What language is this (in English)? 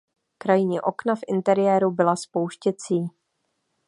Czech